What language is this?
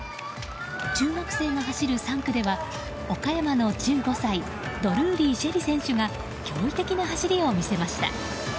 Japanese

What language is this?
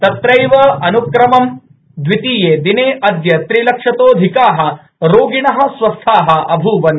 Sanskrit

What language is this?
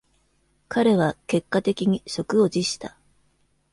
Japanese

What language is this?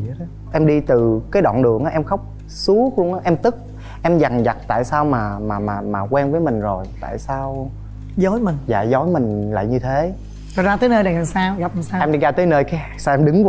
Vietnamese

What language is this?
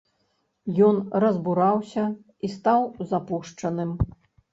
Belarusian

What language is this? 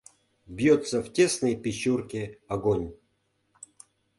Mari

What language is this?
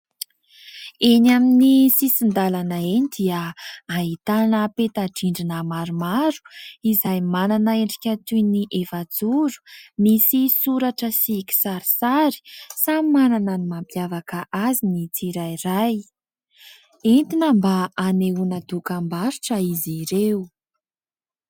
Malagasy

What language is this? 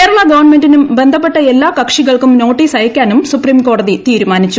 Malayalam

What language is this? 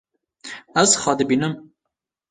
Kurdish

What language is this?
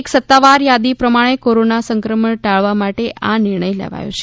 Gujarati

